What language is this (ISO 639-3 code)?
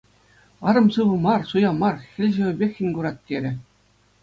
chv